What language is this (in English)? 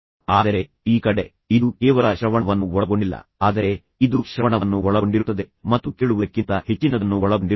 Kannada